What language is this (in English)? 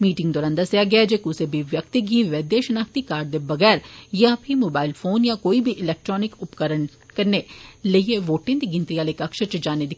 Dogri